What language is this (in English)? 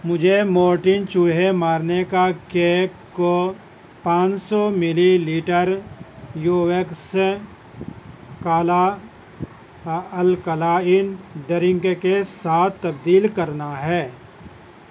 Urdu